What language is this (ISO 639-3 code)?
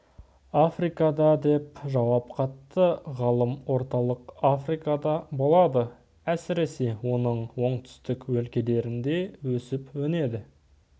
kaz